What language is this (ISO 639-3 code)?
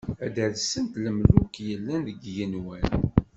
kab